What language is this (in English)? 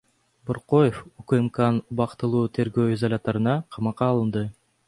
Kyrgyz